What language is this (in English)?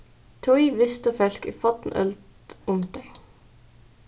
Faroese